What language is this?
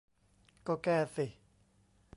Thai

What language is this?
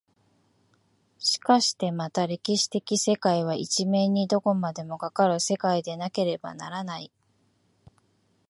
Japanese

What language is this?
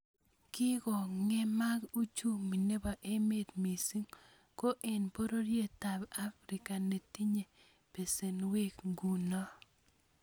Kalenjin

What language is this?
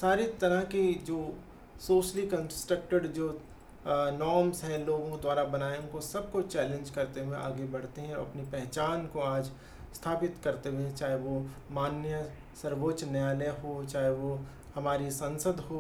Hindi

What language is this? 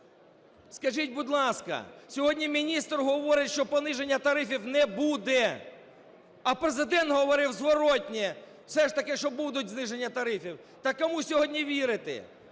Ukrainian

